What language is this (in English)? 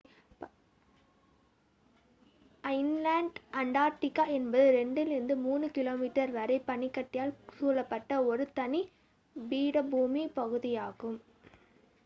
Tamil